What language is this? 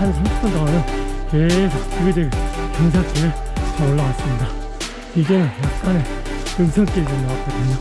Korean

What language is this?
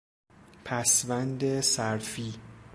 Persian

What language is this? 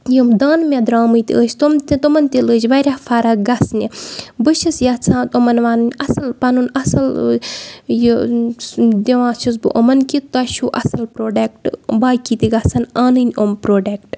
Kashmiri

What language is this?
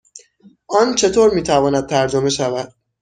Persian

